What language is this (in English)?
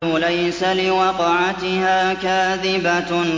Arabic